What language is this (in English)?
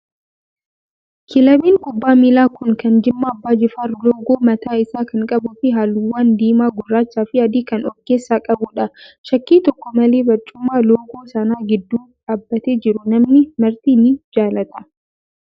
Oromo